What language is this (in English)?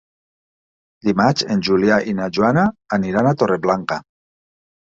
Catalan